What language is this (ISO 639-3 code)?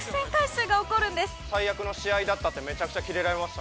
jpn